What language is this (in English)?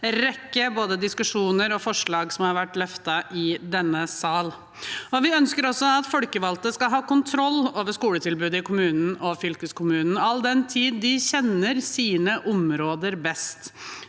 Norwegian